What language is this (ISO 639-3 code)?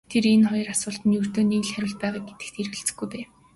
mon